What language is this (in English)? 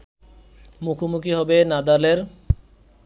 Bangla